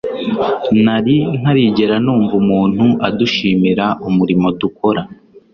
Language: Kinyarwanda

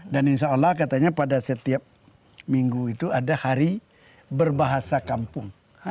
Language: Indonesian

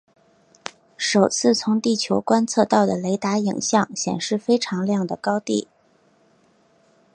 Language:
Chinese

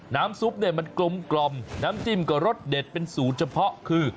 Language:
Thai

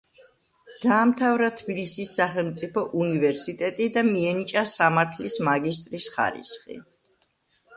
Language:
Georgian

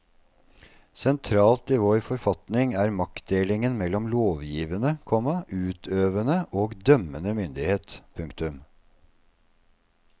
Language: Norwegian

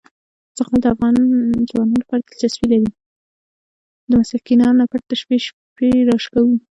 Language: Pashto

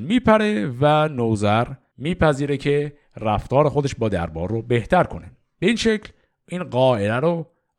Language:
Persian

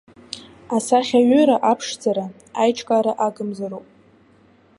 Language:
Abkhazian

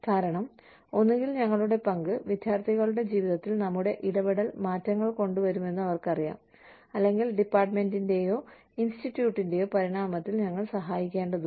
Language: Malayalam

